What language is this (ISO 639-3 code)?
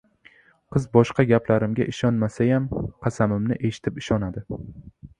uzb